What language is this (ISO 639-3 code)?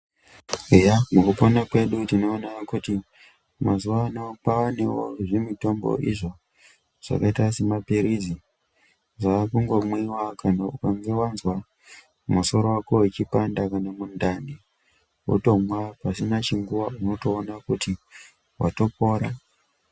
ndc